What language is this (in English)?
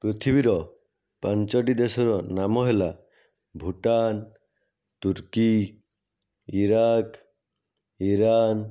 Odia